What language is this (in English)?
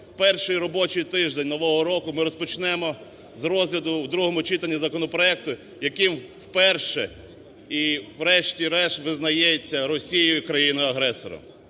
Ukrainian